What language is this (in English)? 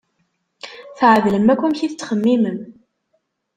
Kabyle